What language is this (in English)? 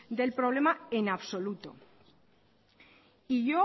Spanish